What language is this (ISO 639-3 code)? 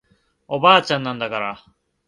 jpn